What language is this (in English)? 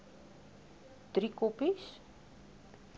Afrikaans